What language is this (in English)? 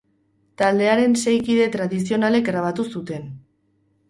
Basque